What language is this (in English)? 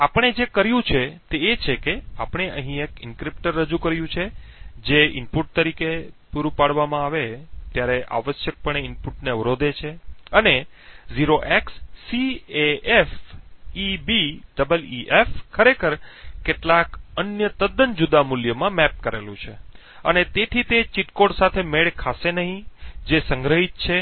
Gujarati